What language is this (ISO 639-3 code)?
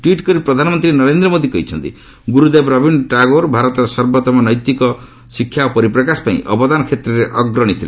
ori